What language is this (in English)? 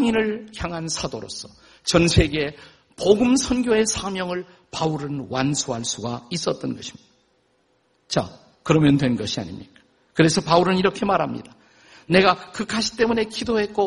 Korean